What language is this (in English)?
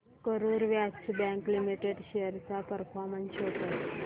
Marathi